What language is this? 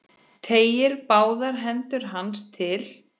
Icelandic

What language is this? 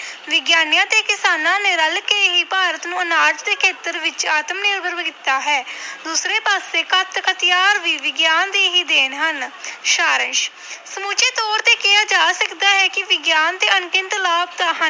Punjabi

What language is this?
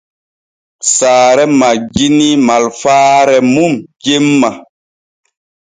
Borgu Fulfulde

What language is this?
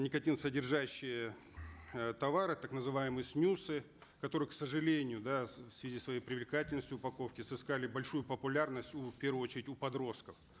Kazakh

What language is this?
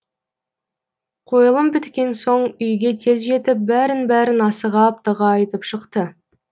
Kazakh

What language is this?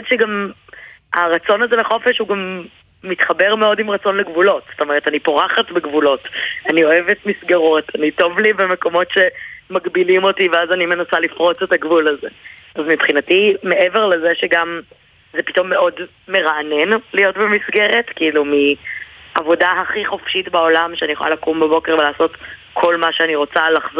Hebrew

